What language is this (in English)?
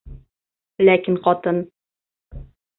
Bashkir